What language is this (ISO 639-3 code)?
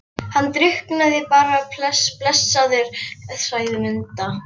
isl